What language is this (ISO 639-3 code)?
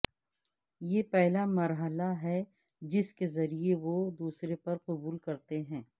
urd